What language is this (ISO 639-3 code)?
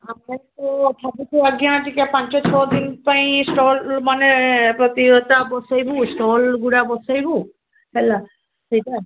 ori